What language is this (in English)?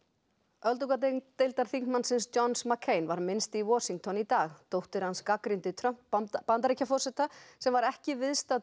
Icelandic